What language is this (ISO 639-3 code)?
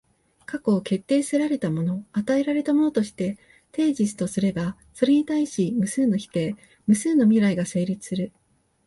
jpn